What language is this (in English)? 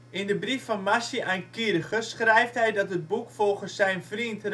Dutch